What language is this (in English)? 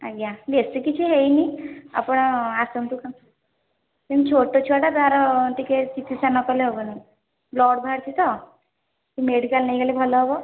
Odia